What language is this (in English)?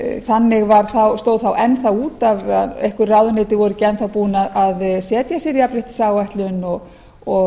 Icelandic